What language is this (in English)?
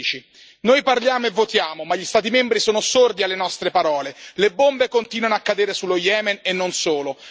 Italian